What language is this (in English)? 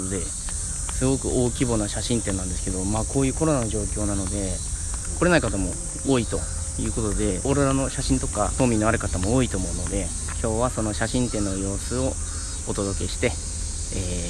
Japanese